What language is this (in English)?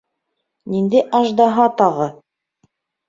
Bashkir